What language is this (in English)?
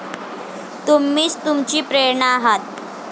Marathi